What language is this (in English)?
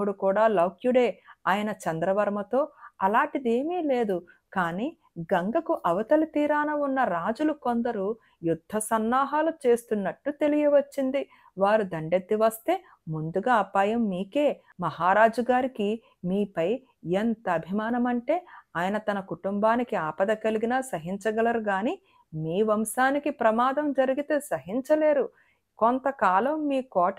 Telugu